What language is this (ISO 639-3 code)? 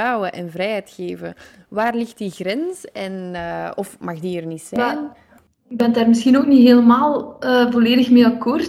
nld